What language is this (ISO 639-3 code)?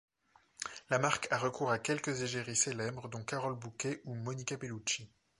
fra